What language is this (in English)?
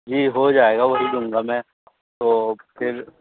Urdu